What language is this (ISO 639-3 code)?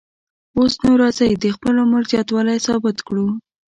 pus